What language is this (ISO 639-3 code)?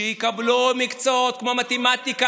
heb